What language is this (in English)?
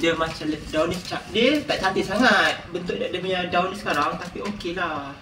Malay